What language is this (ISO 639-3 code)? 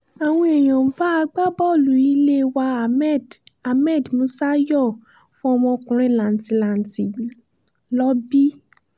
yor